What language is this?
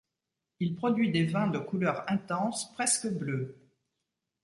French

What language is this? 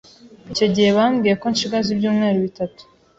Kinyarwanda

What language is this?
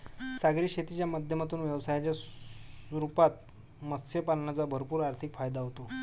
Marathi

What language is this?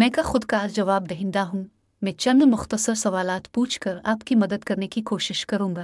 Urdu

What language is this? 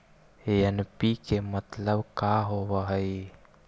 Magahi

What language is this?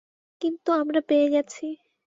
Bangla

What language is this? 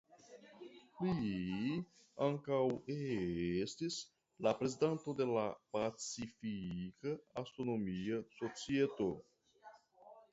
Esperanto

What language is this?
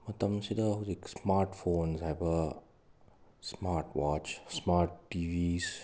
Manipuri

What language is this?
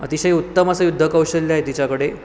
Marathi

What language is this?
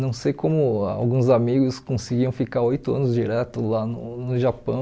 Portuguese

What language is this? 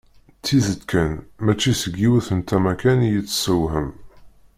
Kabyle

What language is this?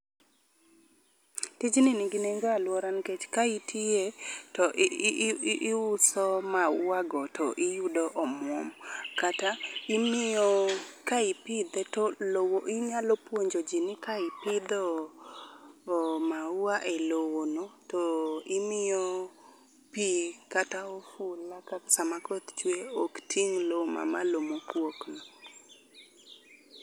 Luo (Kenya and Tanzania)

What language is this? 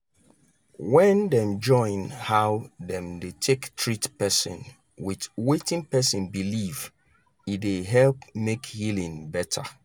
Nigerian Pidgin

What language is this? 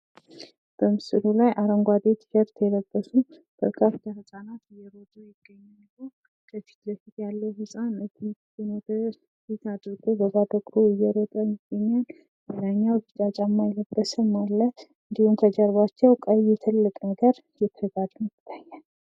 Amharic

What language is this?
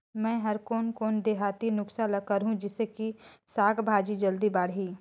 Chhattisgarhi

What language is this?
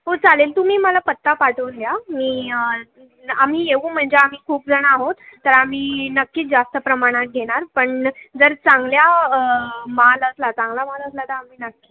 Marathi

